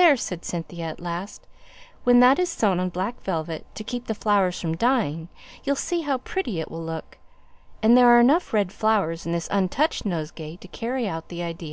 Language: English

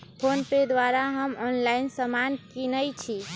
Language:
Magahi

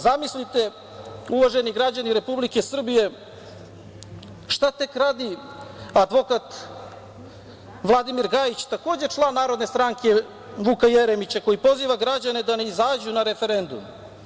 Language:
Serbian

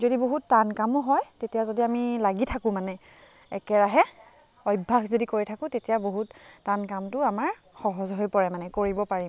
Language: Assamese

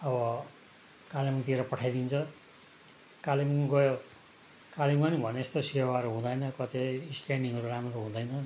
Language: Nepali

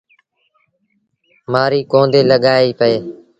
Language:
Sindhi Bhil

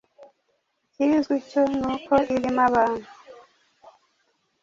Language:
Kinyarwanda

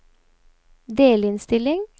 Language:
Norwegian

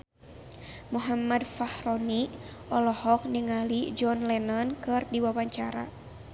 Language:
Sundanese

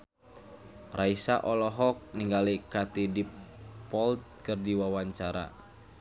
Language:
Sundanese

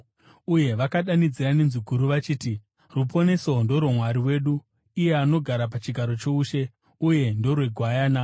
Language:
Shona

